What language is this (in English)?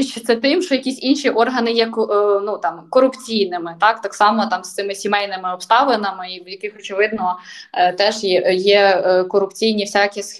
Ukrainian